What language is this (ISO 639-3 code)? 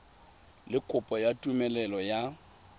tsn